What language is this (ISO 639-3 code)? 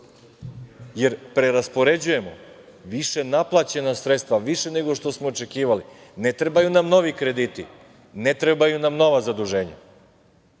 srp